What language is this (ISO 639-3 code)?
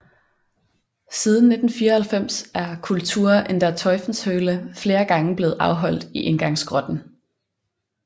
dan